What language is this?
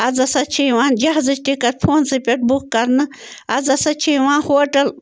Kashmiri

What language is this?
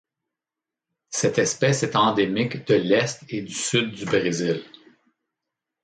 French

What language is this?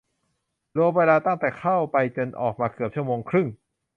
Thai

